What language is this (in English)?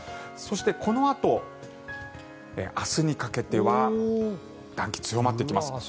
Japanese